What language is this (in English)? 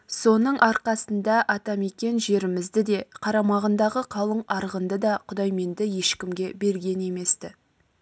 Kazakh